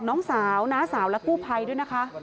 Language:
Thai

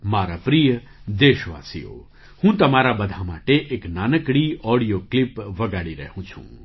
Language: Gujarati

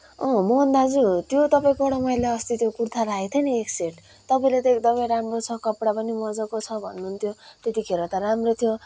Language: Nepali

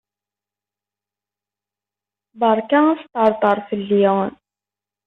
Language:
Kabyle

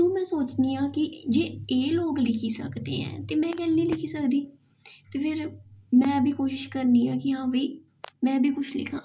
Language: Dogri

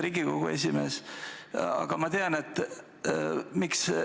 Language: Estonian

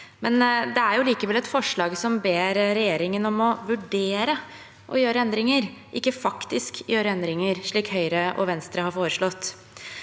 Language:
Norwegian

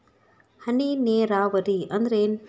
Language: Kannada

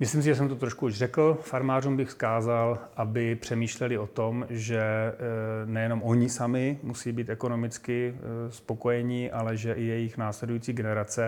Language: Czech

